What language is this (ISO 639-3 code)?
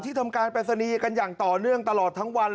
tha